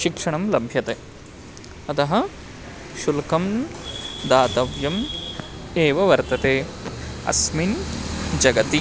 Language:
Sanskrit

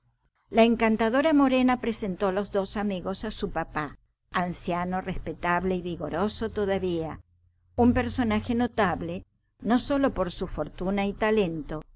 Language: Spanish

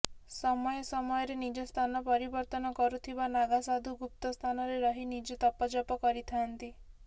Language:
Odia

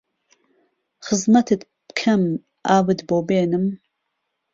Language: Central Kurdish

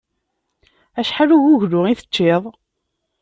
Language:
Kabyle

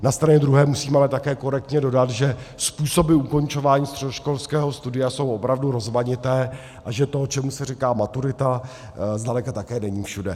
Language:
Czech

